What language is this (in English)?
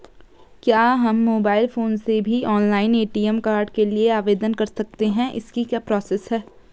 Hindi